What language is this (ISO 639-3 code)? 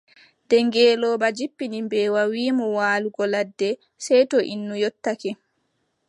fub